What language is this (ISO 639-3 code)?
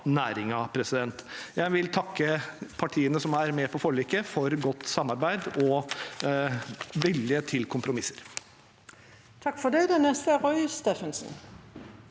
nor